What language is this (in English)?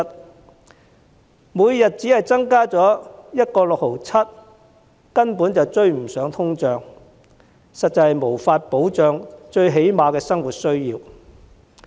Cantonese